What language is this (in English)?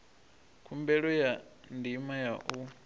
Venda